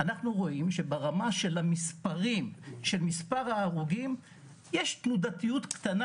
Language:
Hebrew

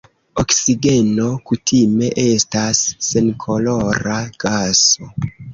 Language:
Esperanto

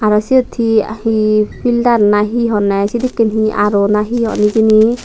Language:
Chakma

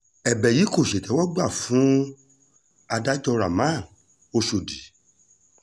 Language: Yoruba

